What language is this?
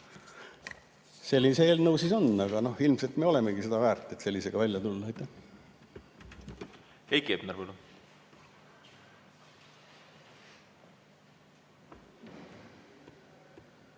Estonian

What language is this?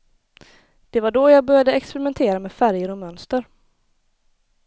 Swedish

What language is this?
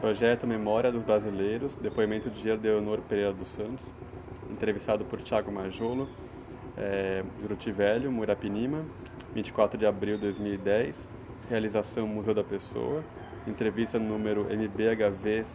Portuguese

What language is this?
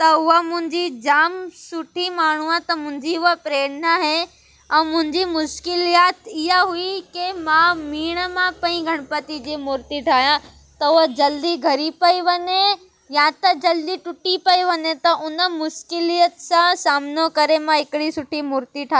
Sindhi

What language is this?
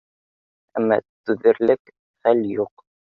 Bashkir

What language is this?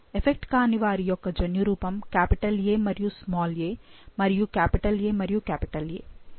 Telugu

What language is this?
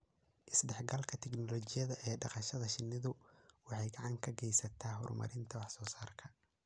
Somali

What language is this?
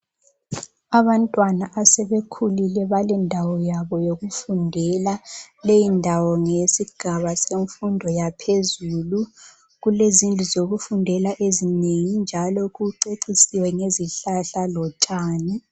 North Ndebele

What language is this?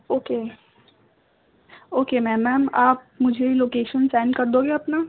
Urdu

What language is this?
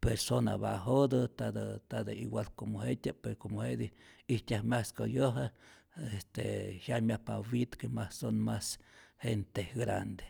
Rayón Zoque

